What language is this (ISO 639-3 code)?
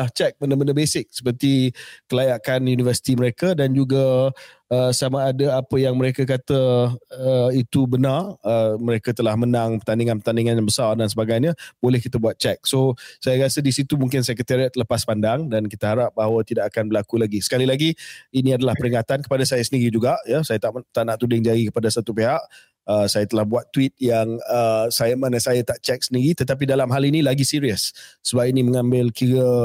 msa